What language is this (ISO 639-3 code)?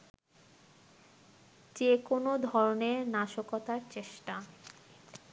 ben